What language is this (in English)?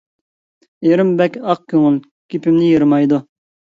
Uyghur